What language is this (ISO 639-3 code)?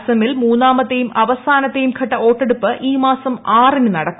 mal